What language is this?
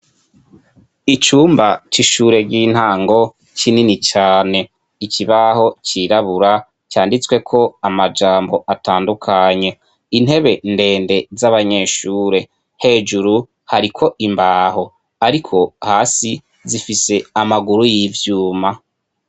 Rundi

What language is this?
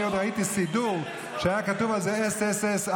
Hebrew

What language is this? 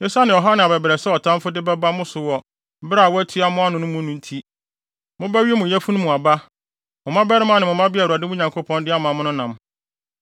Akan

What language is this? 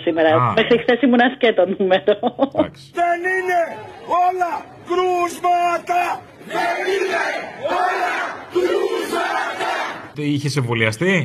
Greek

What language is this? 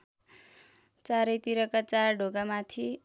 Nepali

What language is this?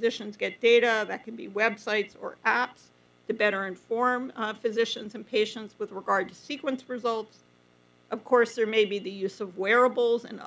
English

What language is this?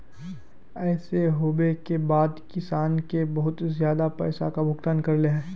Magahi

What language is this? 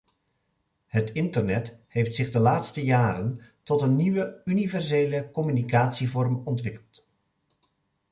Dutch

